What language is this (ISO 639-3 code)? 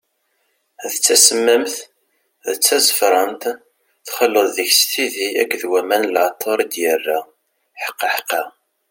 kab